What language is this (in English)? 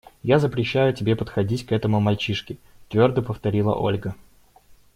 Russian